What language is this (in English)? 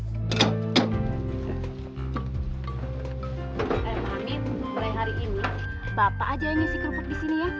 Indonesian